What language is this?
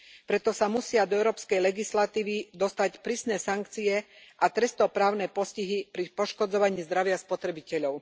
Slovak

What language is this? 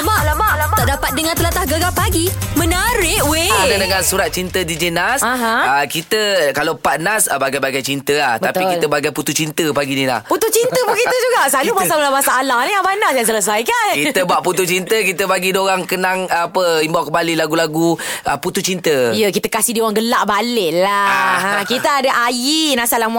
Malay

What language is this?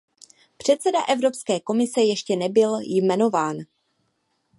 Czech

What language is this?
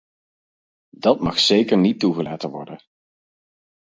Dutch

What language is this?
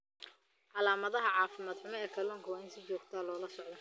Somali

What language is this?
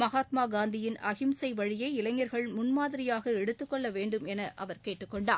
Tamil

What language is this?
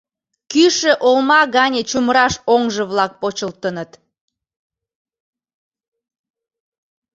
Mari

